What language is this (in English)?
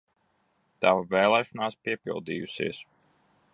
Latvian